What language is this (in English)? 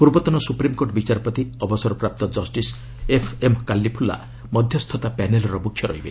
Odia